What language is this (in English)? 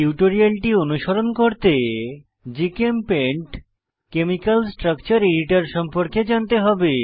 Bangla